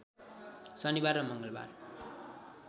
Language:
Nepali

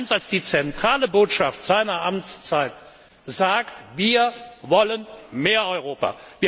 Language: German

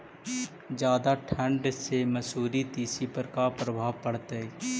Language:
Magahi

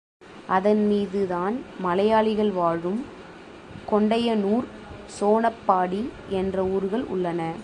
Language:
Tamil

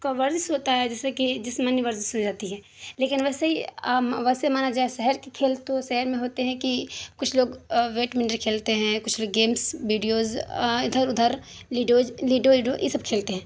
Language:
Urdu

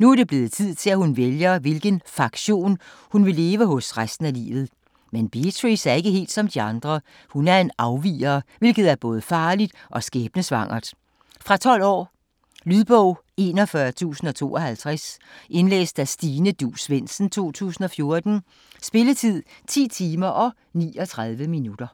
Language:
Danish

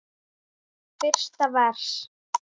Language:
Icelandic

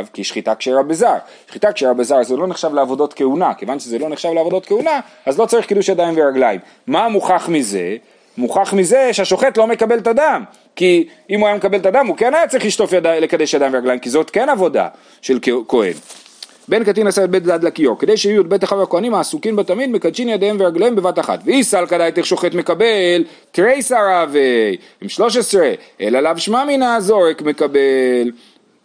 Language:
Hebrew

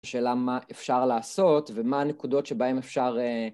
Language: Hebrew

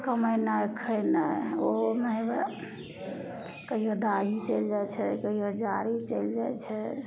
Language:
Maithili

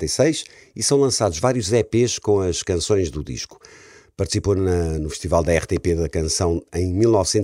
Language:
Portuguese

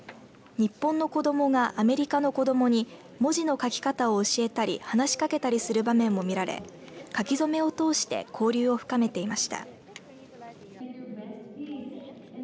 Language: Japanese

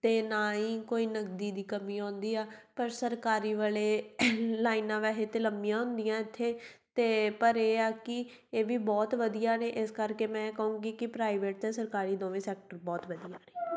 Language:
Punjabi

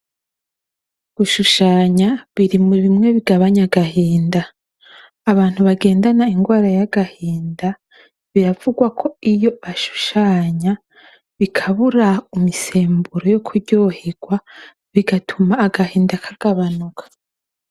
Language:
Rundi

